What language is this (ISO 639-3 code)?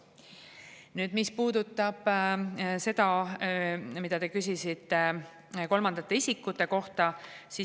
est